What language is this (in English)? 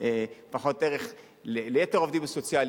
Hebrew